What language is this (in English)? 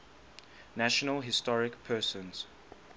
English